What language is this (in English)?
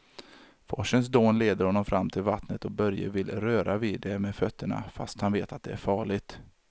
Swedish